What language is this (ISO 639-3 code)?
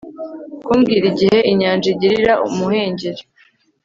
kin